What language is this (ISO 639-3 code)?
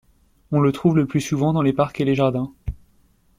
fra